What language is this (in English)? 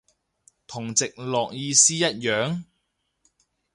Cantonese